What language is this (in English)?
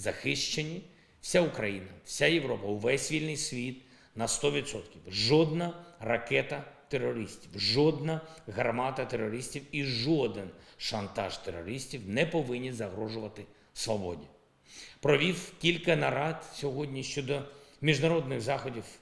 Ukrainian